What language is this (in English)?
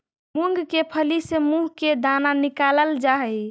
Magahi